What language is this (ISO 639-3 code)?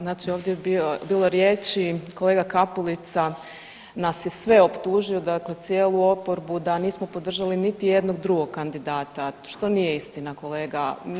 hrv